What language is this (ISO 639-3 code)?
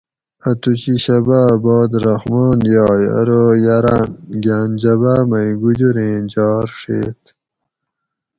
gwc